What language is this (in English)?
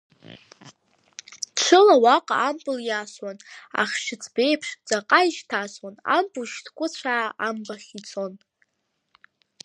Abkhazian